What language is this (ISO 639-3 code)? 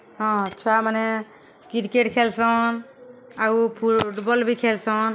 ori